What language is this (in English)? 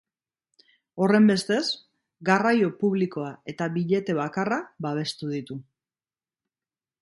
Basque